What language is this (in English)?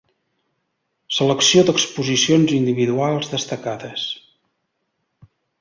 Catalan